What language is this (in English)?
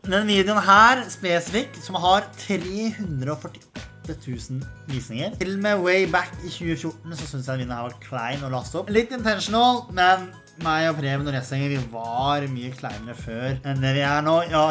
Norwegian